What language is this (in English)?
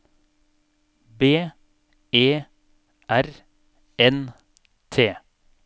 Norwegian